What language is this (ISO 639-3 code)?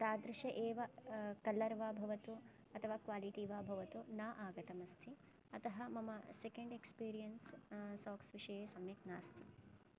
san